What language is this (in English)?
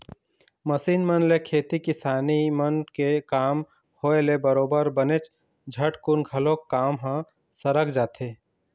Chhattisgarhi